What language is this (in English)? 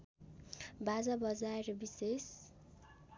Nepali